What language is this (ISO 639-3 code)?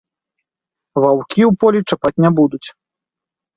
bel